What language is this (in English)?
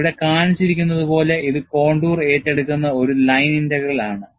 Malayalam